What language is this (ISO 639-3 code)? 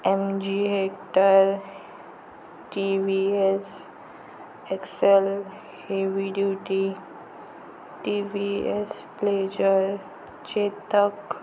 mar